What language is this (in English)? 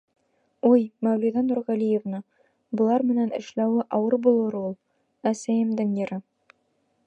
Bashkir